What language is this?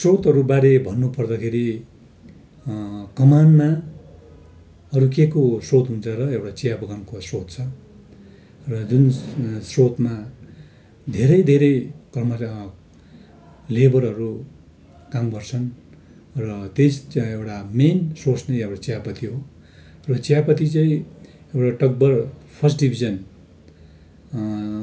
Nepali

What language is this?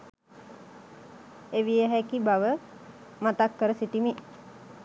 Sinhala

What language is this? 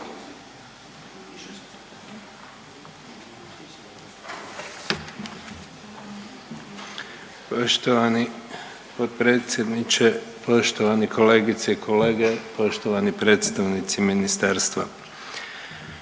Croatian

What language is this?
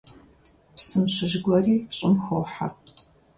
Kabardian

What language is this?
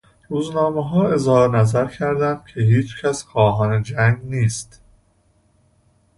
Persian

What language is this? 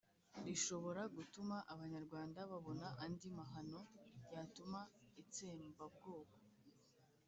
Kinyarwanda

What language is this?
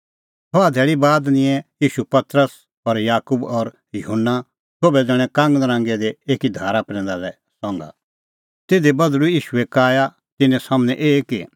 Kullu Pahari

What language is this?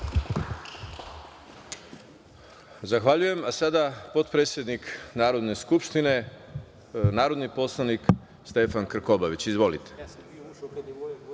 Serbian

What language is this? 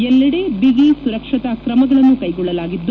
Kannada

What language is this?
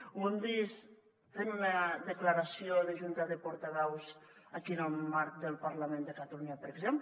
Catalan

